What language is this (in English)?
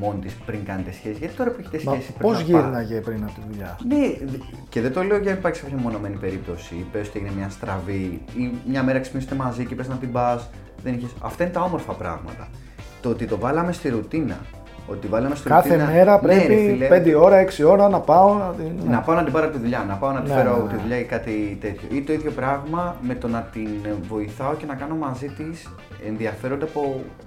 Greek